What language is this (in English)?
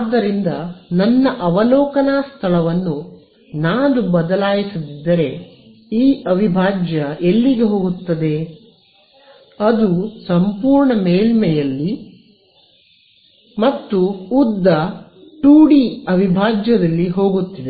Kannada